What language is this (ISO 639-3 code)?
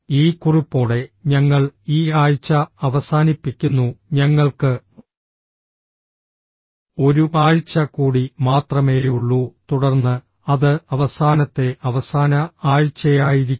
mal